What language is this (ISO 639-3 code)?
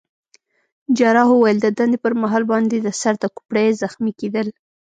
pus